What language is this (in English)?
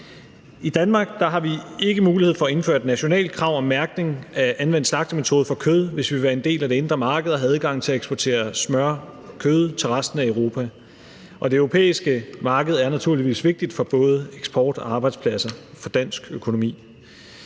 Danish